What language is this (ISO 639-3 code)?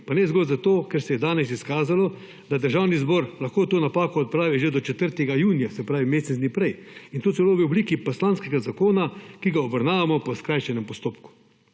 slv